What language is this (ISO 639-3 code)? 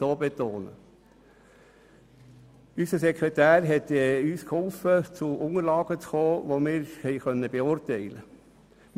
gsw